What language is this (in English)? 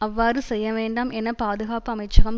Tamil